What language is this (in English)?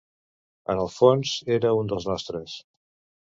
Catalan